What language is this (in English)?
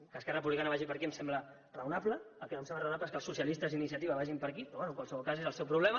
Catalan